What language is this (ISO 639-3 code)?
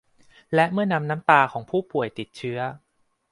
tha